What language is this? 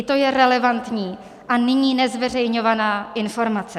Czech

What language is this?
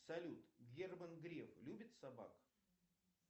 Russian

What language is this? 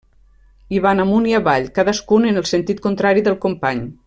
Catalan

